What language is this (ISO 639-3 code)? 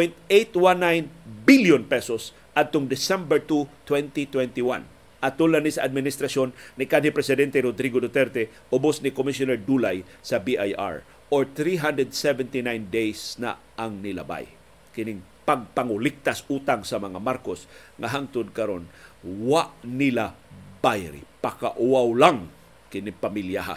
fil